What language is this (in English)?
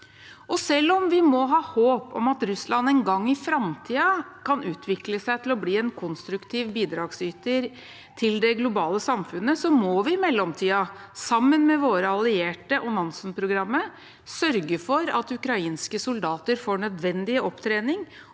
Norwegian